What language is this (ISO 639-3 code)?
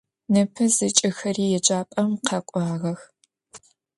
ady